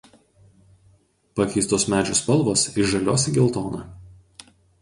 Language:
Lithuanian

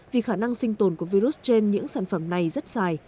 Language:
Vietnamese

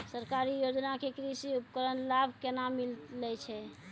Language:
Maithili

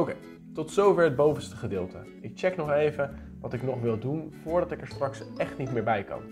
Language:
Dutch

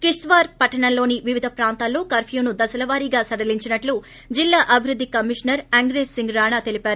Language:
Telugu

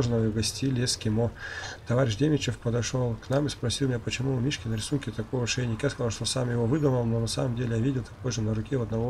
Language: Russian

